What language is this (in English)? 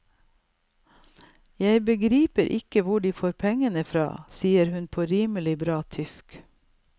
Norwegian